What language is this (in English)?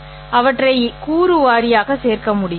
Tamil